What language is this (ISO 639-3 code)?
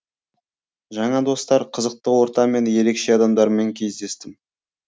kaz